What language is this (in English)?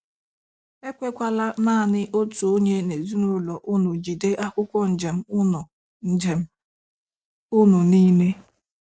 Igbo